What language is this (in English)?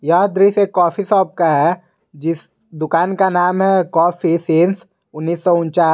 Hindi